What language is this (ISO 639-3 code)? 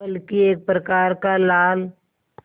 hin